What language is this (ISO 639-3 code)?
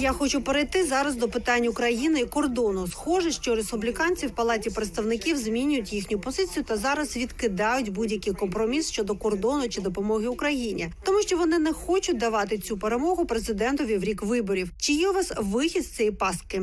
ukr